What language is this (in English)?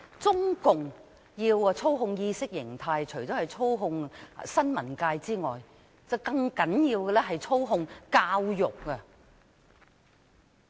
Cantonese